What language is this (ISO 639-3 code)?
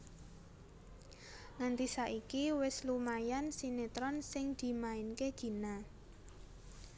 jav